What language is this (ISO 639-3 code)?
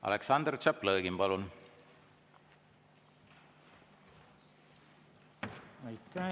est